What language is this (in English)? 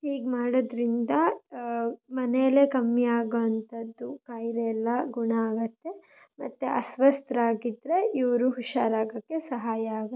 Kannada